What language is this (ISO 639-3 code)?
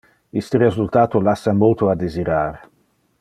ina